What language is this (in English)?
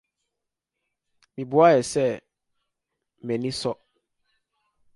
Akan